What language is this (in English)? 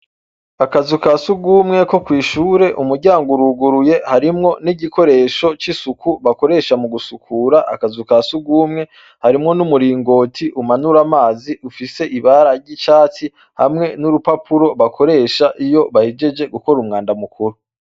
Rundi